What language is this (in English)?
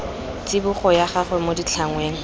Tswana